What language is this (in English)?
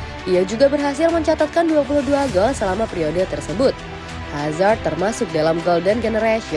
Indonesian